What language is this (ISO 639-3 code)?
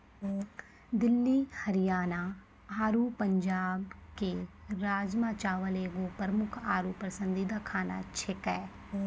mai